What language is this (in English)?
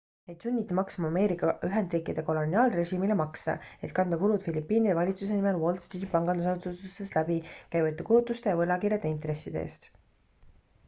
Estonian